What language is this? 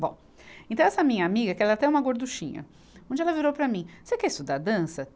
Portuguese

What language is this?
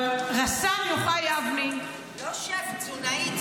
Hebrew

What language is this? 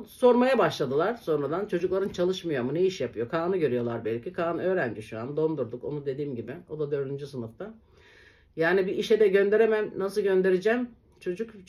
Turkish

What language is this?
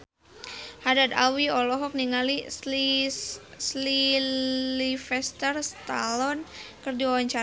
Sundanese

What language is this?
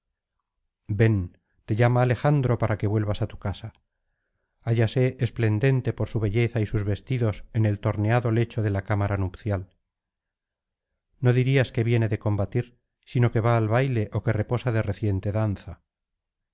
Spanish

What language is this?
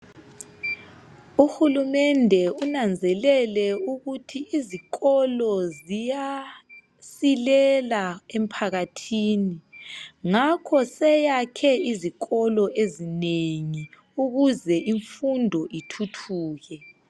North Ndebele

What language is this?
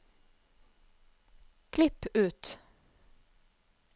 Norwegian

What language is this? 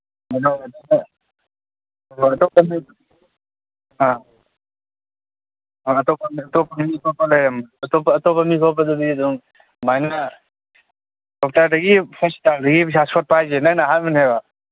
Manipuri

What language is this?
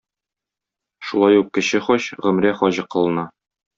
Tatar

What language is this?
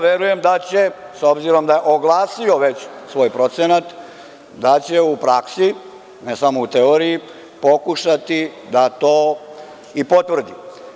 Serbian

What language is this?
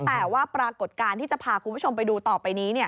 Thai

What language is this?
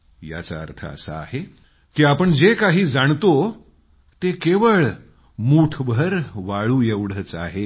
Marathi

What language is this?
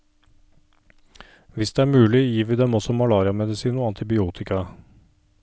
Norwegian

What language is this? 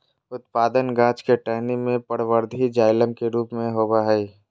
Magahi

